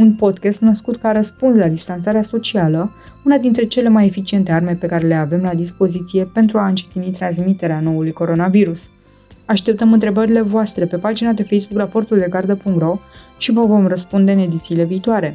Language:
Romanian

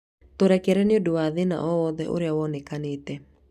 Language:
Kikuyu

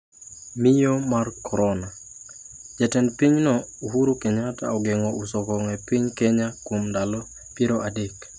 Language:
Luo (Kenya and Tanzania)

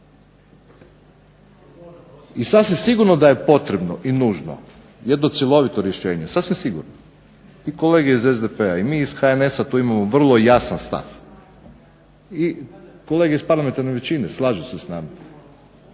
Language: Croatian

